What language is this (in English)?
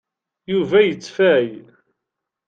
Kabyle